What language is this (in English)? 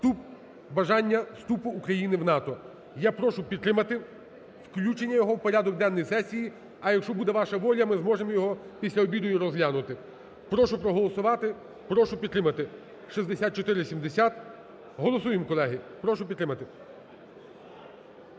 Ukrainian